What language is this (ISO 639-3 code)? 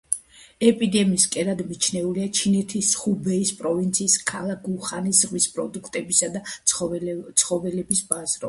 kat